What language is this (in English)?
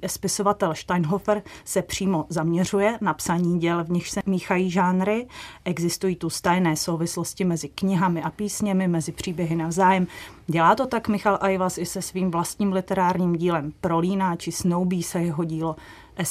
Czech